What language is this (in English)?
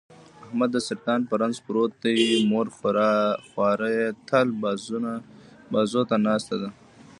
Pashto